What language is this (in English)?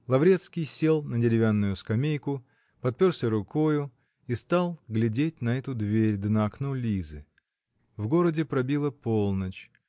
Russian